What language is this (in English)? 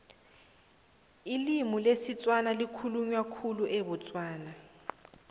South Ndebele